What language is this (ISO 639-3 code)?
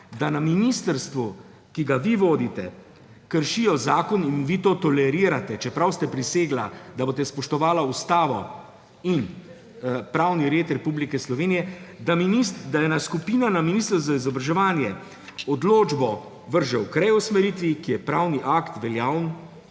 slv